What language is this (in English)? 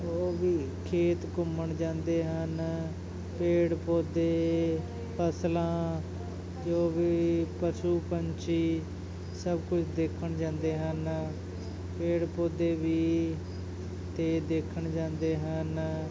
Punjabi